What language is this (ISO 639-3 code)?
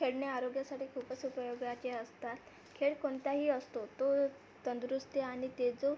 mar